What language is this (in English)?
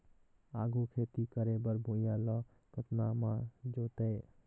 Chhattisgarhi